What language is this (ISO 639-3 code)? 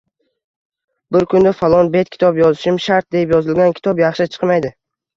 uzb